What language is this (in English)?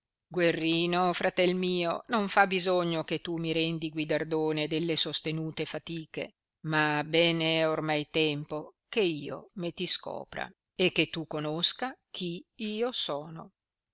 Italian